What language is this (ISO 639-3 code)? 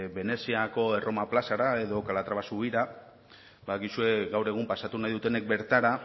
eus